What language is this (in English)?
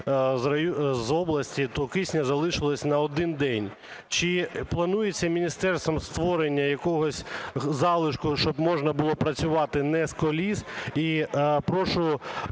Ukrainian